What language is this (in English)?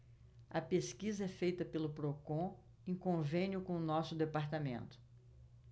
Portuguese